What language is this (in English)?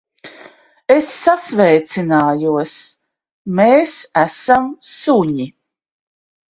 Latvian